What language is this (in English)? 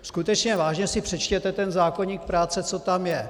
Czech